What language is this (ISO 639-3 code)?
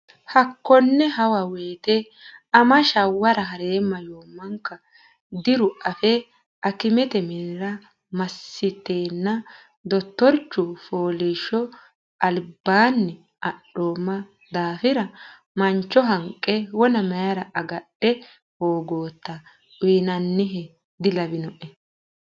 sid